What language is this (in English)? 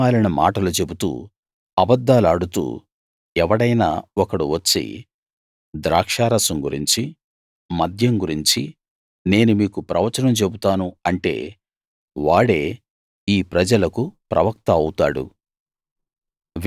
Telugu